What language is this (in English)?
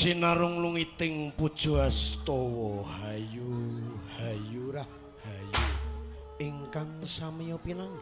Indonesian